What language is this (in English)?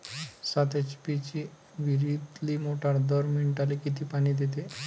Marathi